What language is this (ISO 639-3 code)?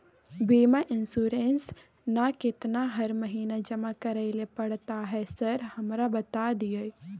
mai